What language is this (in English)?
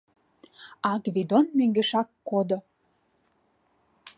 Mari